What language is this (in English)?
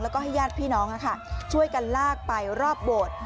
Thai